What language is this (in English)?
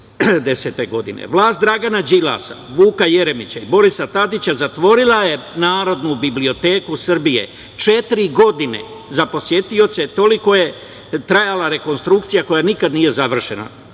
Serbian